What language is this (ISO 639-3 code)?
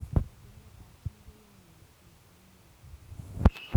kln